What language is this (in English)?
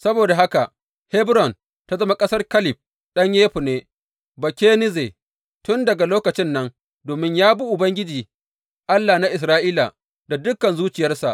Hausa